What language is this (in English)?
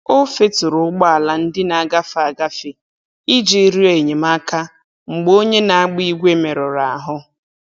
Igbo